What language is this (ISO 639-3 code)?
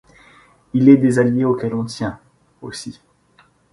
fra